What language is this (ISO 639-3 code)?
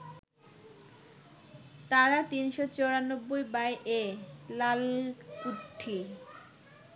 ben